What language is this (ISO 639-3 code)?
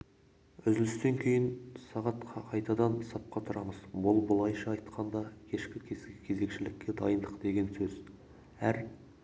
kaz